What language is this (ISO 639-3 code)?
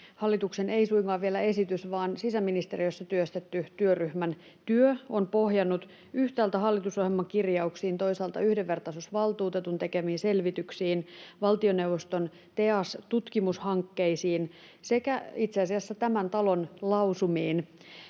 fin